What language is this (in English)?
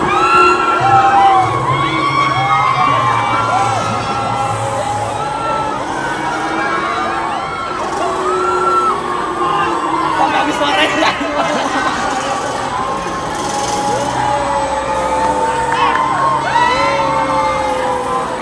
Indonesian